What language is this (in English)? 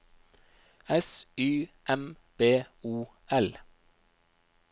Norwegian